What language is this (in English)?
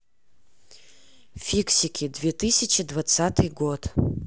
Russian